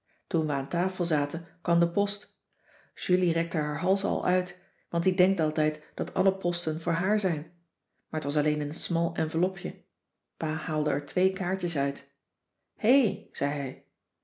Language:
Dutch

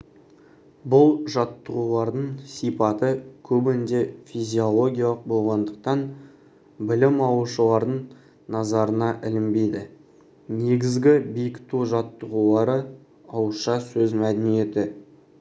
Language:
Kazakh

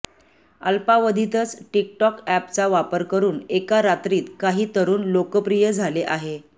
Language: Marathi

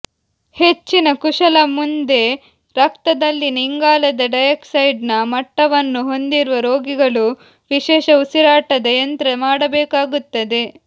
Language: Kannada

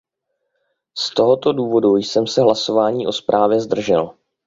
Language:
Czech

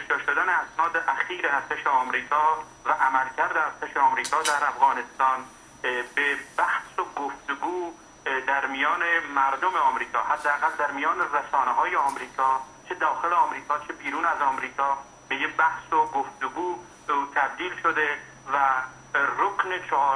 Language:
Persian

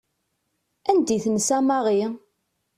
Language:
Kabyle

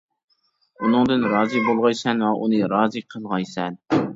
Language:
Uyghur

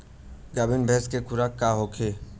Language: Bhojpuri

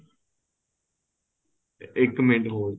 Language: Punjabi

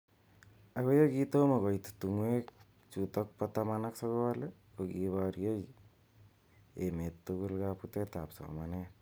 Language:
Kalenjin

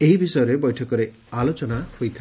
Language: Odia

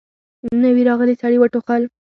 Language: Pashto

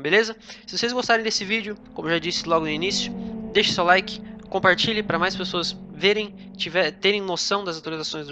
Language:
Portuguese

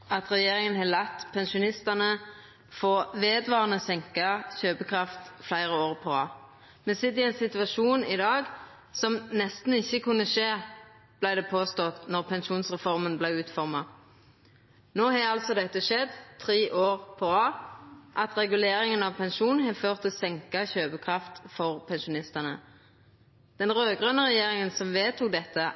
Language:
Norwegian Nynorsk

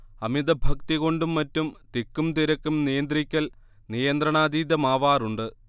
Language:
Malayalam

